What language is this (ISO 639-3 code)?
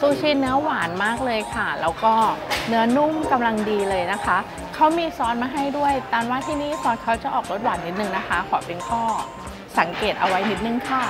tha